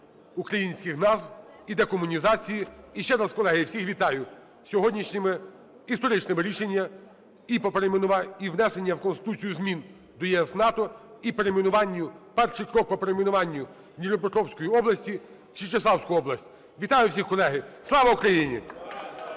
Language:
Ukrainian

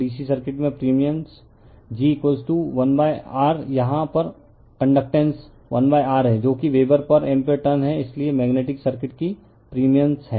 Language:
Hindi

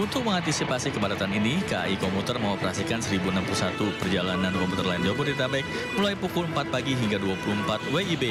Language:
Indonesian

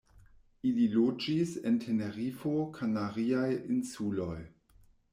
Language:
Esperanto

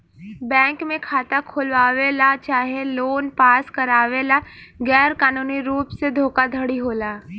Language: Bhojpuri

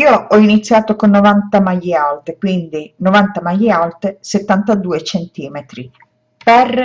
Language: Italian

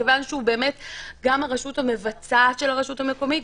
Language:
Hebrew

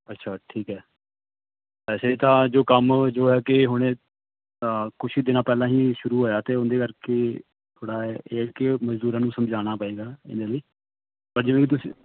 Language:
Punjabi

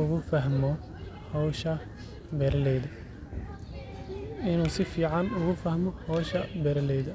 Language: Somali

